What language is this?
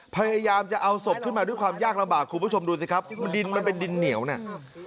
Thai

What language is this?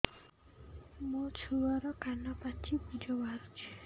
Odia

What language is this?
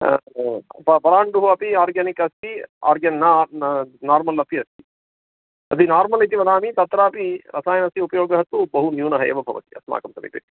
Sanskrit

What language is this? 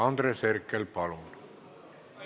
Estonian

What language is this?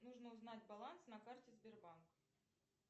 Russian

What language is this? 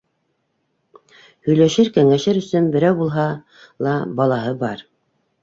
Bashkir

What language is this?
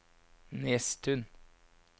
Norwegian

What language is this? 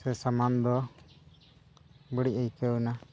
Santali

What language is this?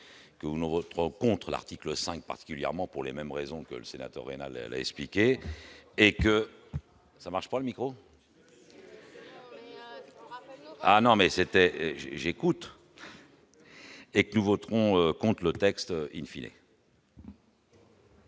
French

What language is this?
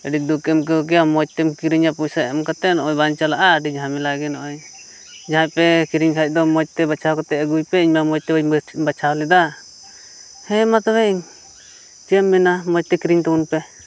Santali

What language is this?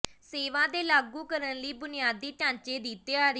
Punjabi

